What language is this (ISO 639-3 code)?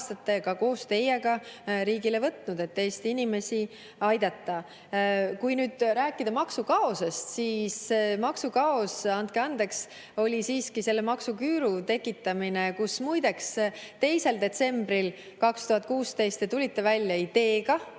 est